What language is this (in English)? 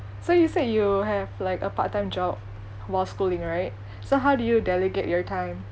English